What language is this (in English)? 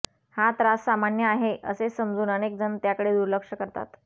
Marathi